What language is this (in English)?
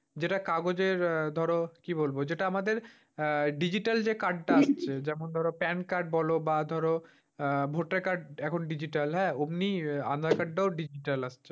Bangla